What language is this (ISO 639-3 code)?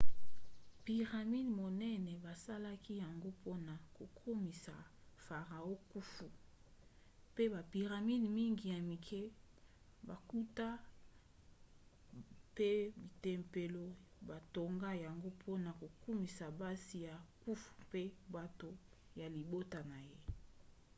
lin